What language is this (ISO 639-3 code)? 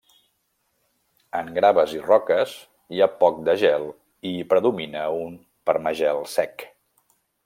cat